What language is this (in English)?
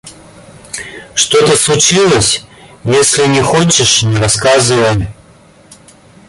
Russian